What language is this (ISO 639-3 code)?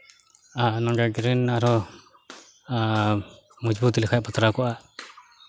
sat